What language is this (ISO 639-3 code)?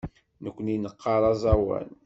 kab